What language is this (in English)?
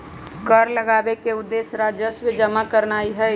Magahi